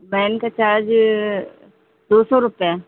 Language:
Hindi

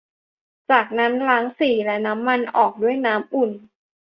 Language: Thai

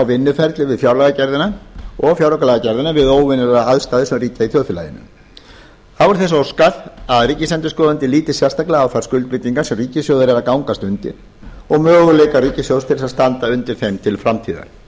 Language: Icelandic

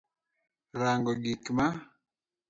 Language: Luo (Kenya and Tanzania)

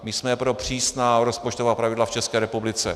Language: Czech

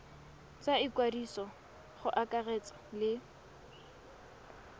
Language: Tswana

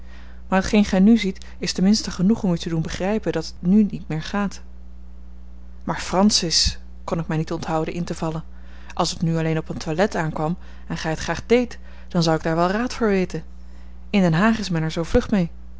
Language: Dutch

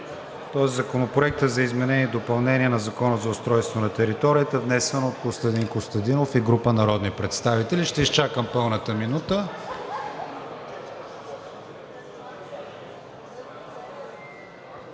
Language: Bulgarian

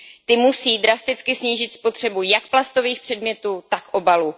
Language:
Czech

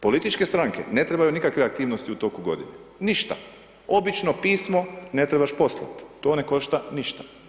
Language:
Croatian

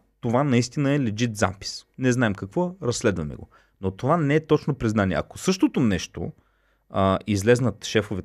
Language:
Bulgarian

